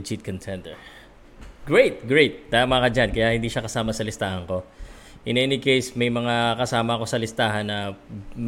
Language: Filipino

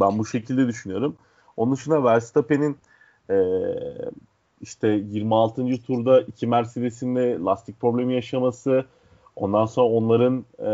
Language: Turkish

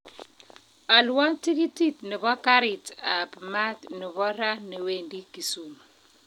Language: Kalenjin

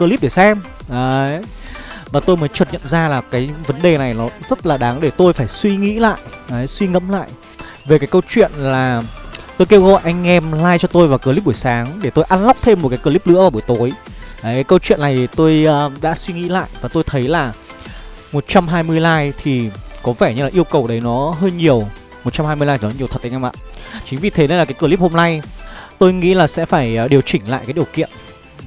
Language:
Vietnamese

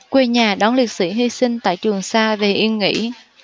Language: Vietnamese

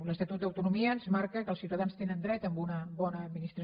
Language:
Catalan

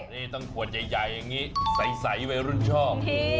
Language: Thai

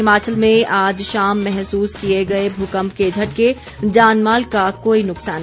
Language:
Hindi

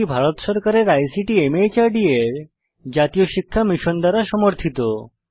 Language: Bangla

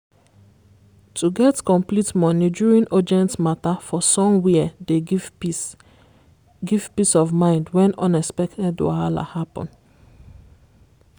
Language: Nigerian Pidgin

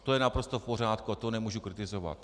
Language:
Czech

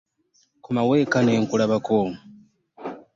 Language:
Ganda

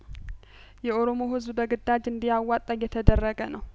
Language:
Amharic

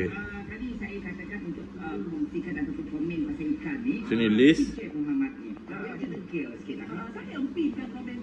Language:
Malay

